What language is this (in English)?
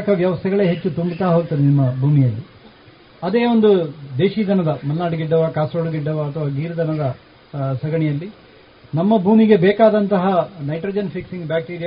Kannada